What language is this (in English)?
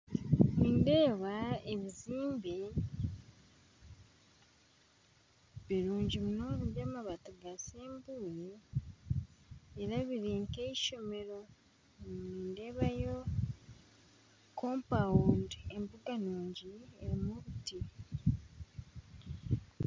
Nyankole